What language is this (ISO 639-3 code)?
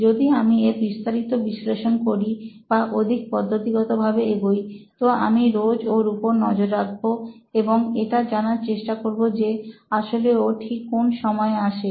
ben